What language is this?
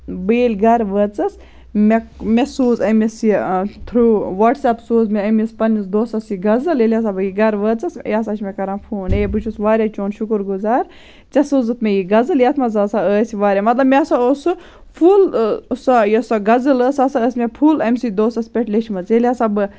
Kashmiri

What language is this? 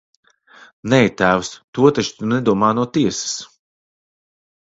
Latvian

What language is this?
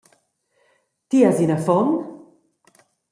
Romansh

